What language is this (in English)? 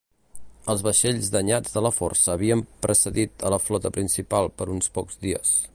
Catalan